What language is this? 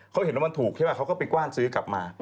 Thai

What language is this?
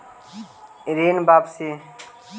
Magahi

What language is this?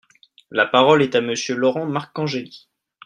French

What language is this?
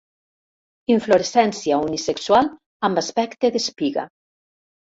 Catalan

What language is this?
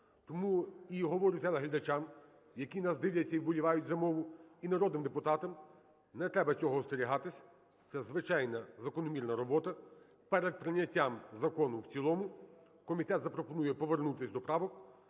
Ukrainian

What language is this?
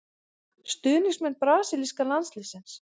Icelandic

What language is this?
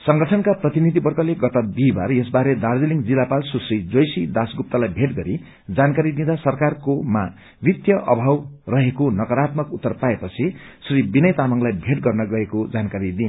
Nepali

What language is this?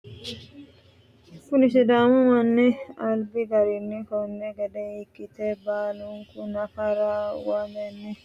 Sidamo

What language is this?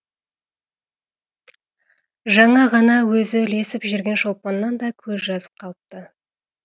Kazakh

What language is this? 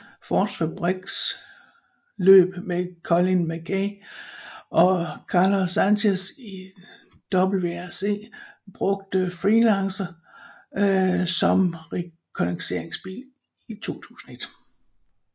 Danish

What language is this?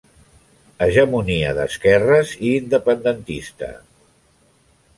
Catalan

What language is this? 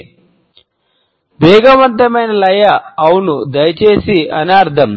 Telugu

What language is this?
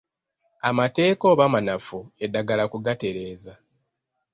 Ganda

